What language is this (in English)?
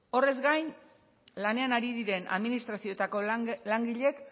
Basque